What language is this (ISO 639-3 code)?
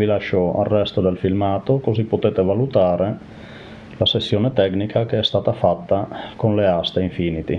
ita